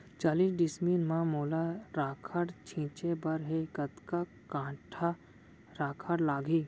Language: Chhattisgarhi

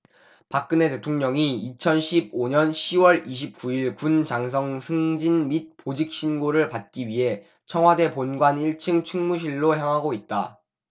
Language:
Korean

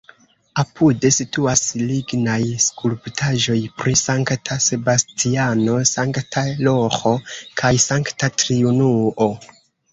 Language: Esperanto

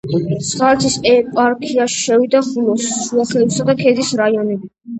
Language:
Georgian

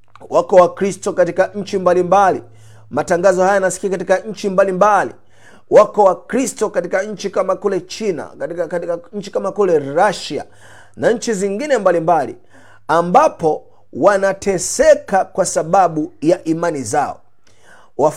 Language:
Swahili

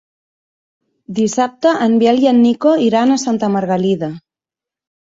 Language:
Catalan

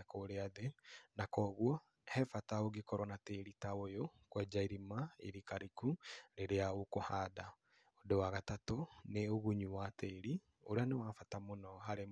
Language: Kikuyu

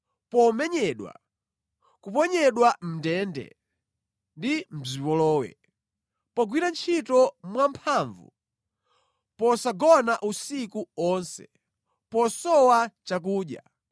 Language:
Nyanja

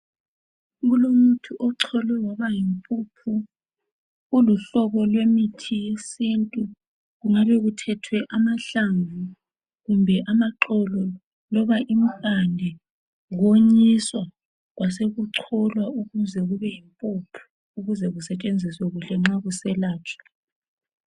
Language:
North Ndebele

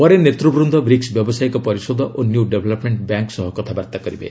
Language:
Odia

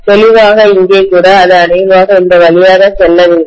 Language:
Tamil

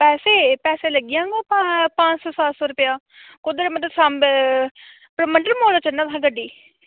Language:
Dogri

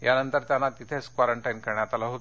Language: Marathi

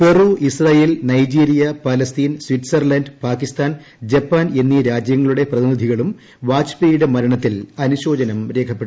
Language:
Malayalam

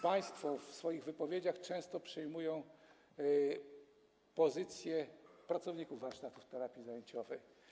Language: Polish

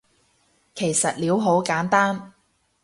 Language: Cantonese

